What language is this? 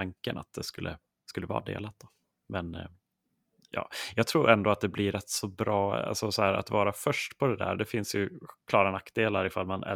Swedish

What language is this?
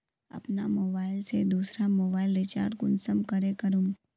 Magahi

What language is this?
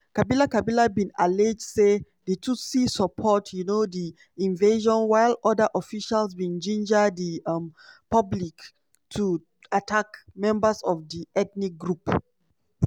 Nigerian Pidgin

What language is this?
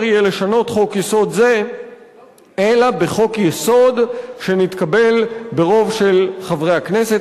Hebrew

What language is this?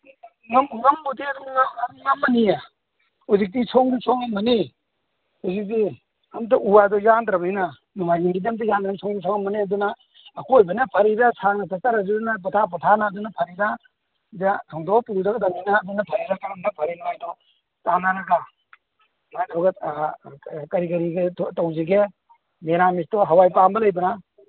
Manipuri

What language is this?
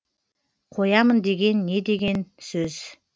Kazakh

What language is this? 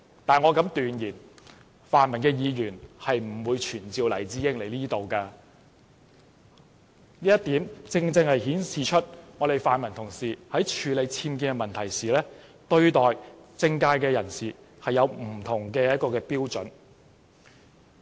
Cantonese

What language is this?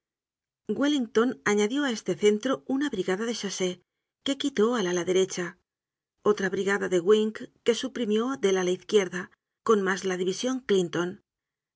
Spanish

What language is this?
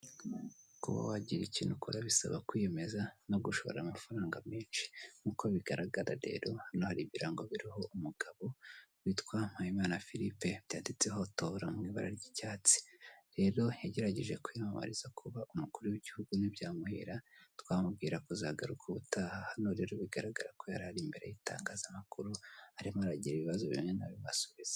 Kinyarwanda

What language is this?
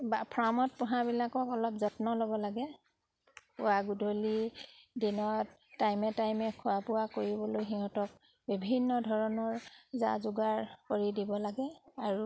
Assamese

